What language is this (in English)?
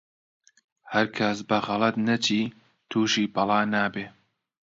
Central Kurdish